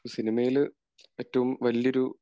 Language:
Malayalam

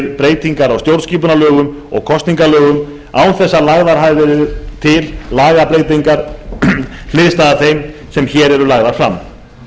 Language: Icelandic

